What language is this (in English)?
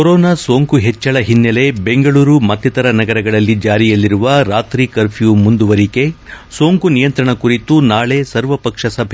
Kannada